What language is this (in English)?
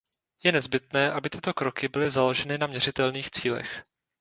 Czech